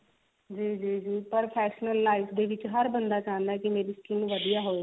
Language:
Punjabi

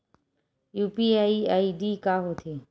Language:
Chhattisgarhi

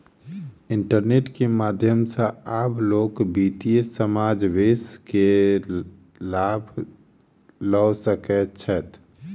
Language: Maithili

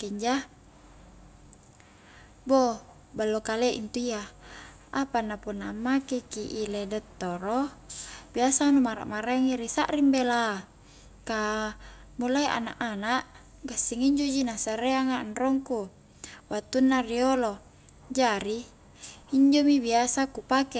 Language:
Highland Konjo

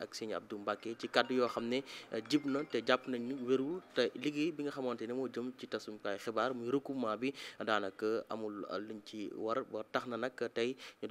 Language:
Arabic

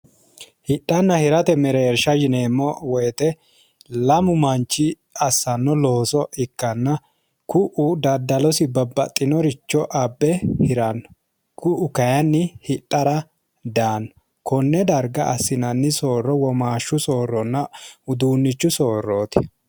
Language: Sidamo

